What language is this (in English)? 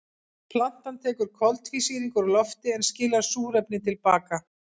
Icelandic